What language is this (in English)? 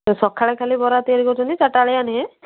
Odia